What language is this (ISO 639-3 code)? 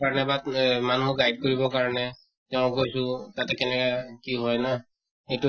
asm